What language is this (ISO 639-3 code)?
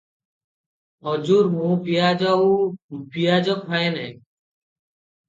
ori